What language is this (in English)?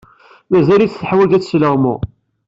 Kabyle